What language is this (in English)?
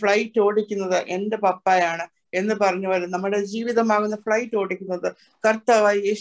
Malayalam